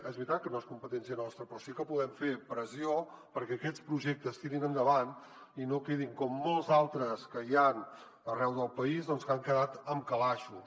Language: Catalan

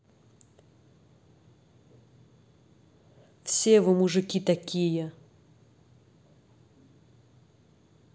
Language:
Russian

